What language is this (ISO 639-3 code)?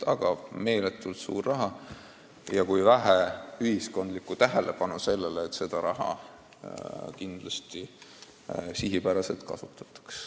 est